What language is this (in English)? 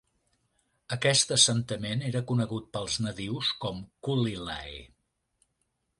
Catalan